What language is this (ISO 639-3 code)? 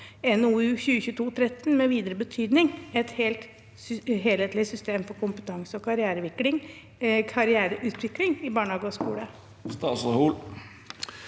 nor